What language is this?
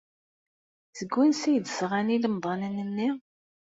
Kabyle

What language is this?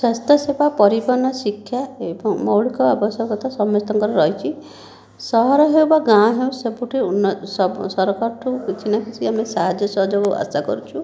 Odia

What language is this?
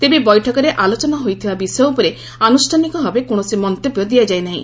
Odia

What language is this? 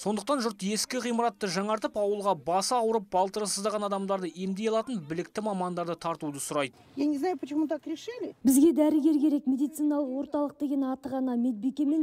Turkish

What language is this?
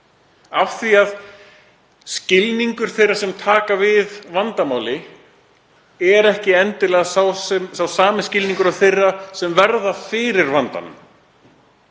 Icelandic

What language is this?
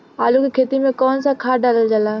Bhojpuri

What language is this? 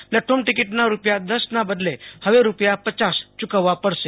Gujarati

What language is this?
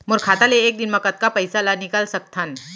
Chhattisgarhi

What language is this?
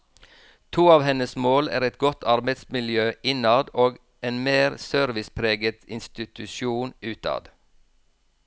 Norwegian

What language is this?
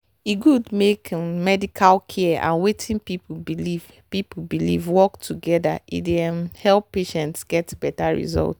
Nigerian Pidgin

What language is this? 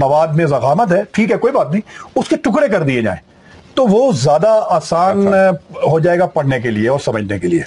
Urdu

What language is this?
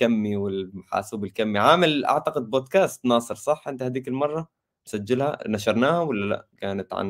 Arabic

